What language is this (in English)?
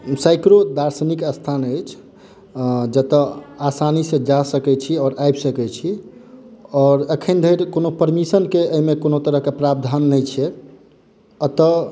Maithili